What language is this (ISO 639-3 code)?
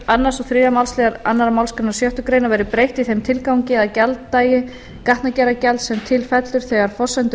isl